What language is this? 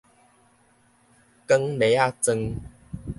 Min Nan Chinese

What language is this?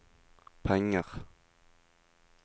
Norwegian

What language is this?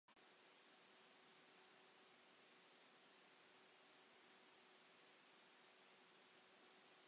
Welsh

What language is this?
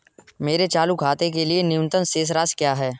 Hindi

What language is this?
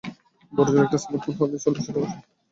Bangla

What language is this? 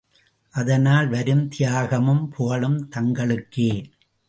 Tamil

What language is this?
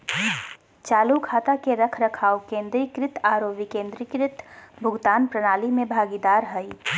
Magahi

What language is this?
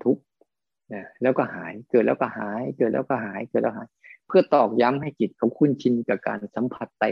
Thai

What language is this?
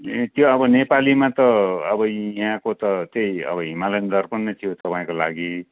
Nepali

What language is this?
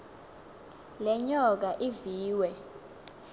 Xhosa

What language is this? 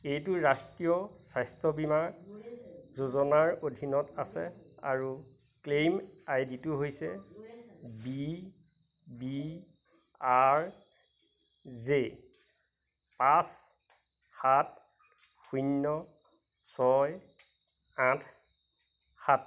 Assamese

